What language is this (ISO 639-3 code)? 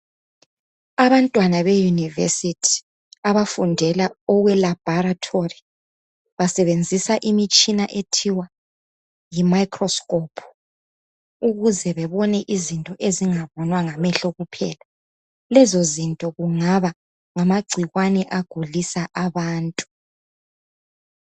nde